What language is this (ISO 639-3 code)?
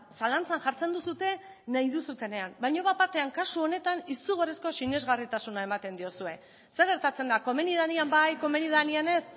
eus